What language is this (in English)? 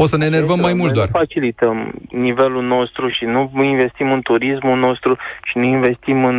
Romanian